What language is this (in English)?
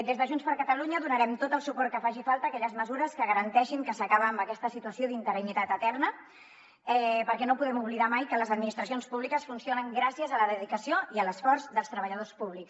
Catalan